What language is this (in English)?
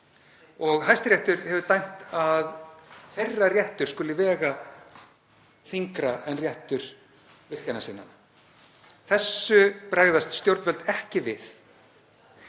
Icelandic